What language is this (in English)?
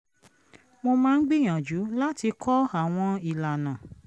Yoruba